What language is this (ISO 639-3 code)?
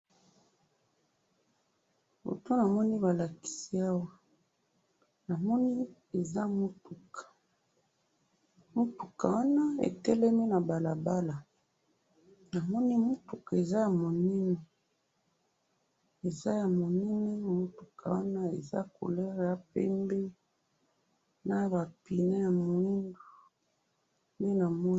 lin